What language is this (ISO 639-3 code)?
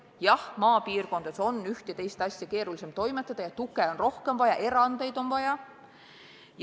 est